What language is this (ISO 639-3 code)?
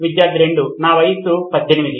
tel